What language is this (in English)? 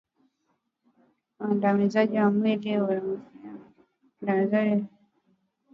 Swahili